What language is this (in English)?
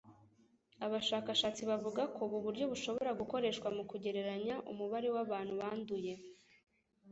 Kinyarwanda